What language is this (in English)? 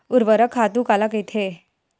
Chhattisgarhi